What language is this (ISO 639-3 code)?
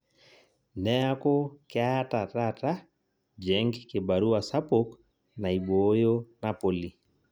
mas